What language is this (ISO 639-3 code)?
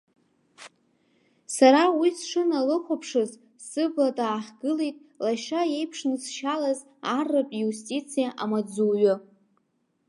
abk